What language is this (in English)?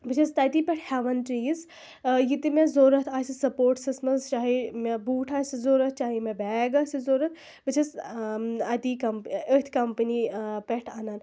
Kashmiri